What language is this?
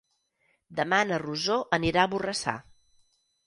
Catalan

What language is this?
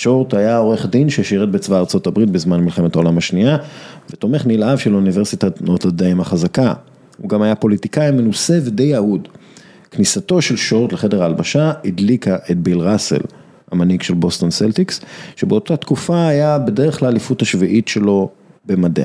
Hebrew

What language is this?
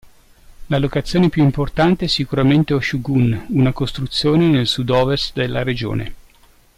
Italian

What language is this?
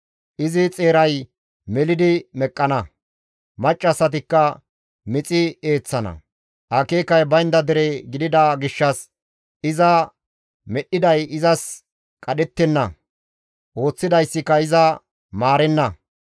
Gamo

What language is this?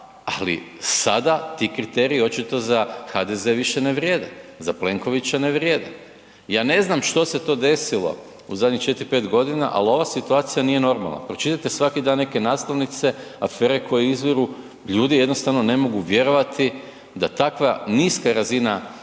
Croatian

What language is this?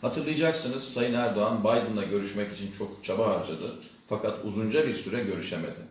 Turkish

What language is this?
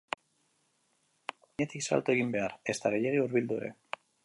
Basque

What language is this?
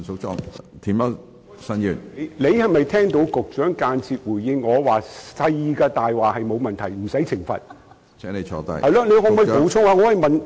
Cantonese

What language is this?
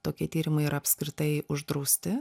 Lithuanian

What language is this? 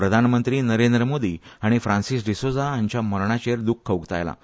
Konkani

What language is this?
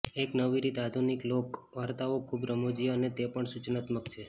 Gujarati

